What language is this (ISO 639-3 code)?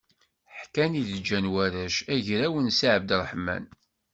kab